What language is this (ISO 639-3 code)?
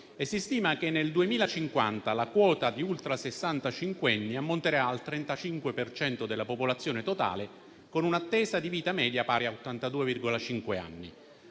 ita